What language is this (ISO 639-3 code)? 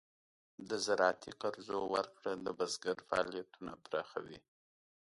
pus